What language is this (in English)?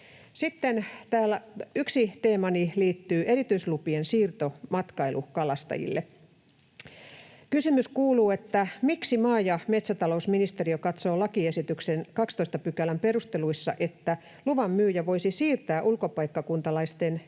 Finnish